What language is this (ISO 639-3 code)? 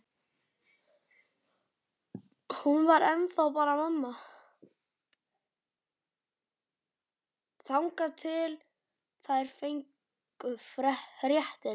isl